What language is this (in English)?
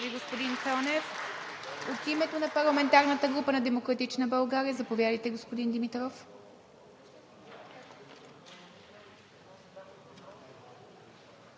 Bulgarian